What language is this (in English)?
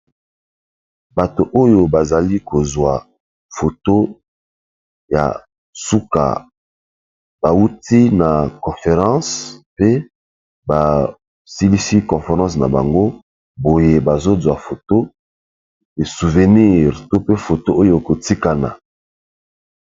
Lingala